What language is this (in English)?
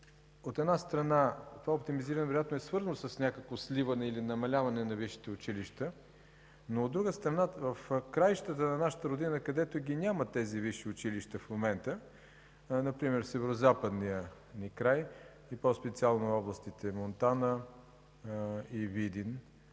Bulgarian